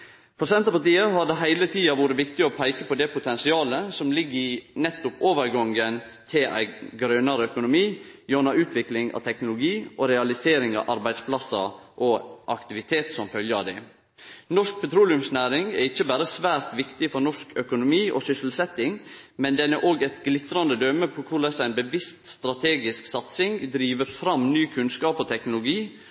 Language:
Norwegian Nynorsk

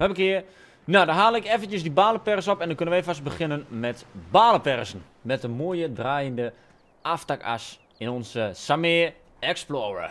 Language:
Dutch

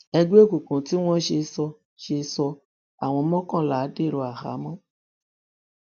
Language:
Yoruba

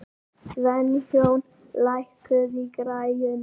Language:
Icelandic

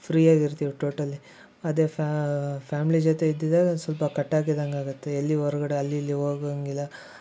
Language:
Kannada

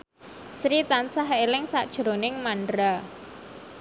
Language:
Javanese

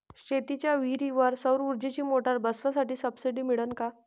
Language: Marathi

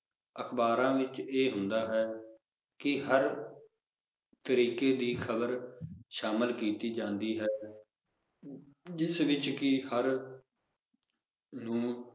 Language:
Punjabi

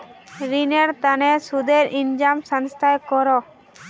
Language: Magahi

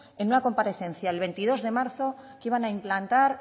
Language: Spanish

